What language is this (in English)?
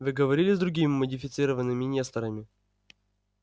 Russian